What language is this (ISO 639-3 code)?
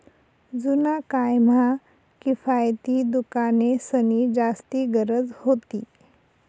mar